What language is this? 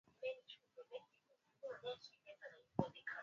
Swahili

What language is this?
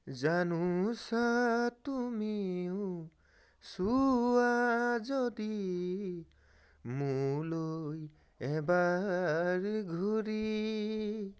Assamese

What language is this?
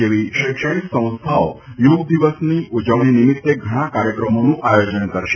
Gujarati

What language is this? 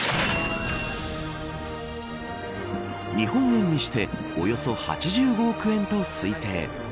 Japanese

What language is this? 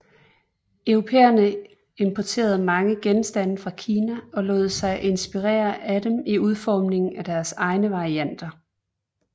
Danish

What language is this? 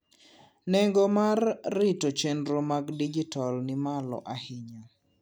Luo (Kenya and Tanzania)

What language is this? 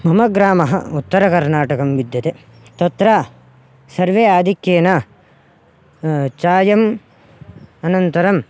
Sanskrit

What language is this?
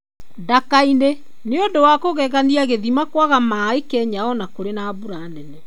Kikuyu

